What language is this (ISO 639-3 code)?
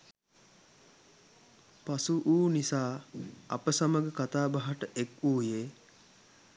sin